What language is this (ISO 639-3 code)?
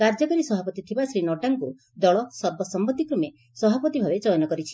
ori